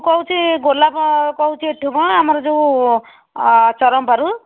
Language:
Odia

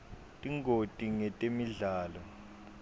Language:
Swati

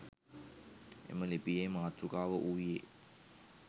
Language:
Sinhala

